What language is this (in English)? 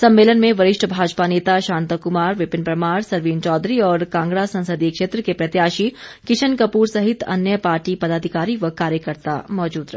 Hindi